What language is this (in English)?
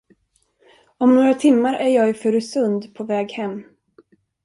Swedish